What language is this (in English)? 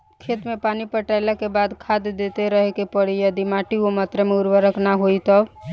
Bhojpuri